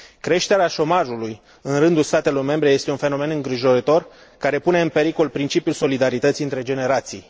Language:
Romanian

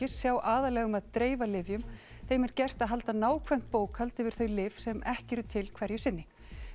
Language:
Icelandic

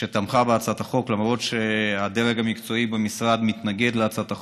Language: Hebrew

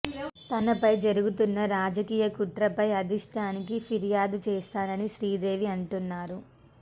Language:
Telugu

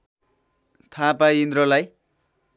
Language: Nepali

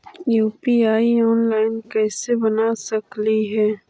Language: Magahi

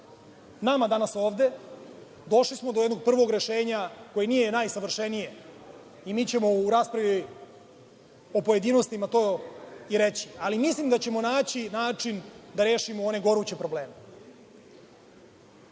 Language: Serbian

